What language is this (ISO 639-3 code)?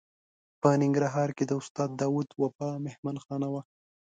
pus